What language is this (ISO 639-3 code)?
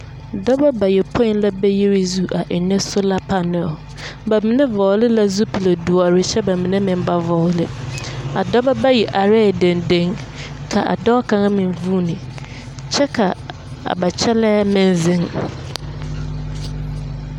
dga